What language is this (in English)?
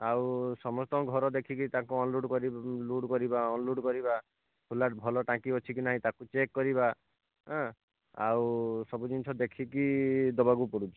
Odia